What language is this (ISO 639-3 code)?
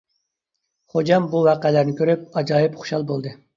uig